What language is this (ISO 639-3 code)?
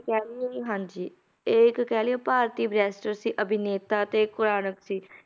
pan